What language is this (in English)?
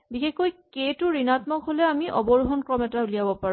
Assamese